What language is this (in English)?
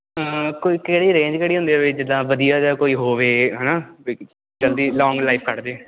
Punjabi